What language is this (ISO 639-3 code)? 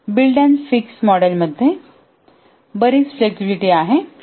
mar